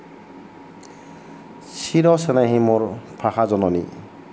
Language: Assamese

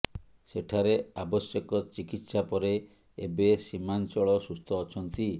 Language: Odia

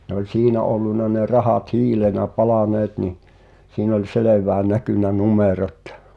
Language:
Finnish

